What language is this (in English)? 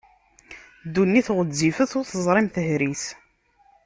Kabyle